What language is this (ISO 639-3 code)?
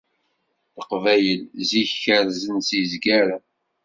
kab